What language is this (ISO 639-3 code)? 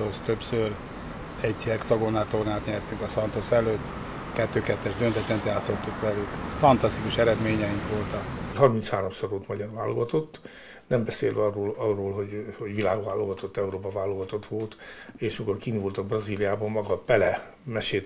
hun